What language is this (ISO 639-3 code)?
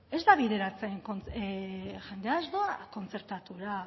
eus